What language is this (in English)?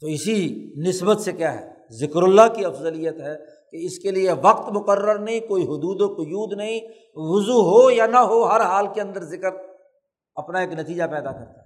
Urdu